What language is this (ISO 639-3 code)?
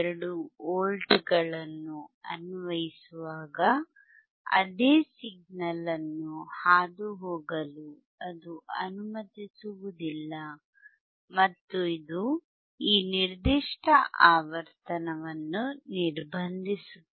kan